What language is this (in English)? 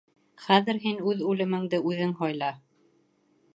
Bashkir